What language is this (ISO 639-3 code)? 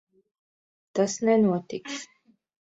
lav